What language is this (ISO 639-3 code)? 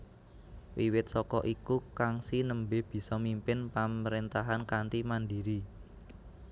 jav